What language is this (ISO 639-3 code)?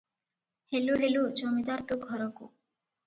ori